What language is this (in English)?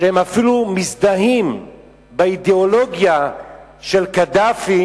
Hebrew